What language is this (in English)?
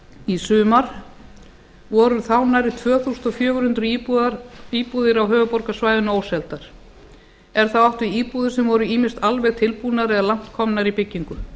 Icelandic